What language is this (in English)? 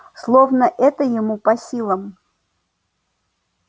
Russian